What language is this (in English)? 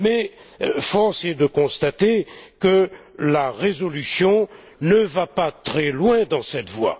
French